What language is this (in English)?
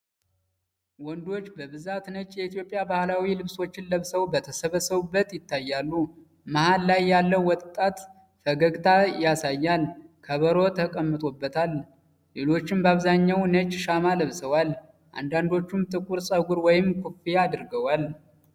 Amharic